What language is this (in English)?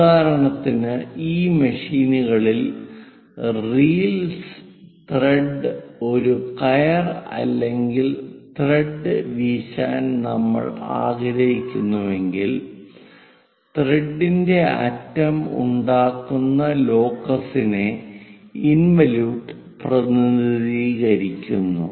Malayalam